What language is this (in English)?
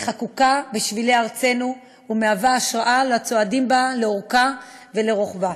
Hebrew